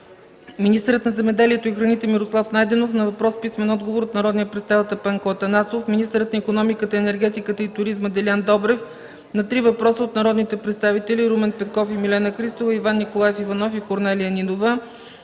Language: Bulgarian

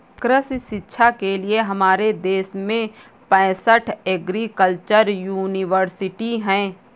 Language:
Hindi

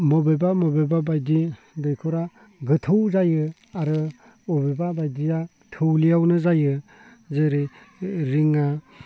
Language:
Bodo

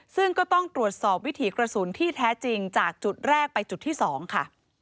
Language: Thai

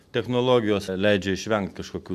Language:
Lithuanian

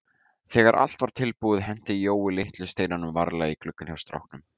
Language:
Icelandic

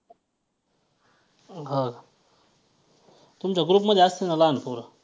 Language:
Marathi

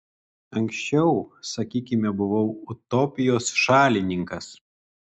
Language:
Lithuanian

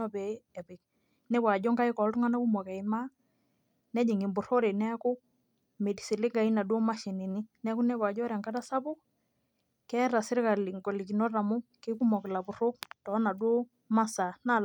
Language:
Masai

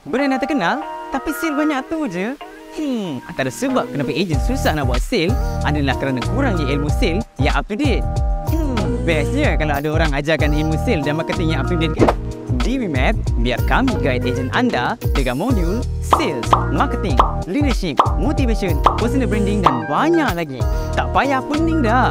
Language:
Malay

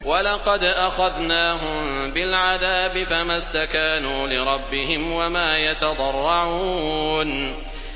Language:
Arabic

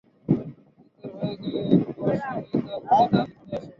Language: Bangla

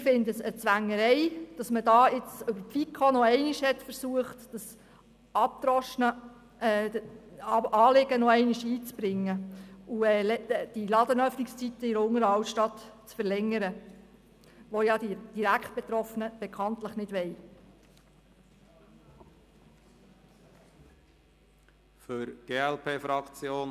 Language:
Swiss German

